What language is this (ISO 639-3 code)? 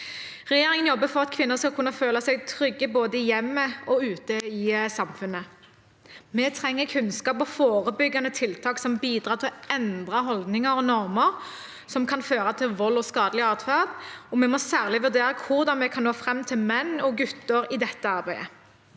nor